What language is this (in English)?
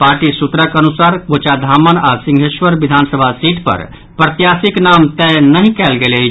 Maithili